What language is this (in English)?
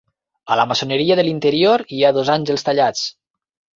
Catalan